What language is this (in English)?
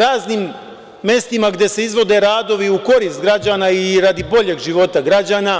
Serbian